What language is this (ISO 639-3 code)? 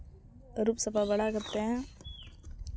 sat